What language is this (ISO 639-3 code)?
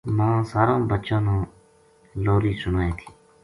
gju